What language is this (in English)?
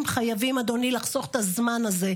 Hebrew